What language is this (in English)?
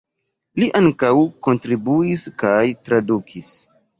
Esperanto